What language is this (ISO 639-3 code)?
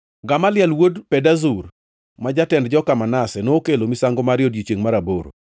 luo